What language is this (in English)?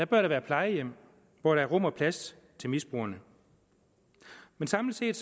Danish